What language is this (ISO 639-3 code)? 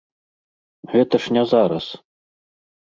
bel